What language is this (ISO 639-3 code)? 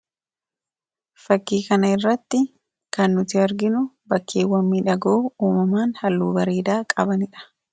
orm